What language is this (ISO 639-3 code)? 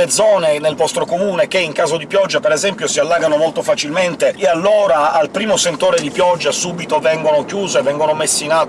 ita